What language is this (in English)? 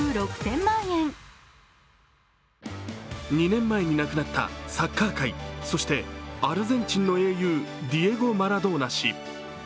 Japanese